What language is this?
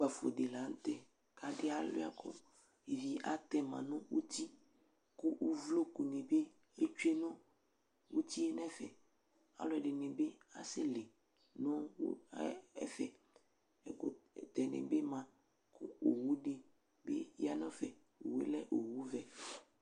Ikposo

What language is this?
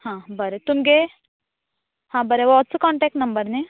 Konkani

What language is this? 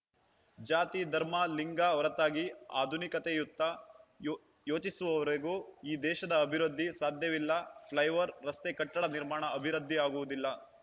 Kannada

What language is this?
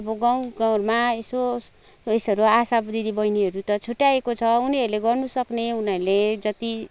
Nepali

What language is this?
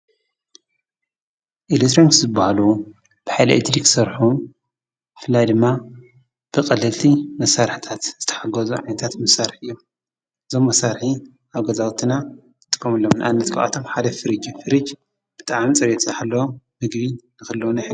Tigrinya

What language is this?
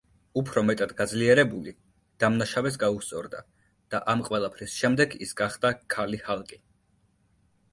Georgian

